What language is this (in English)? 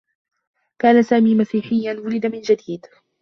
Arabic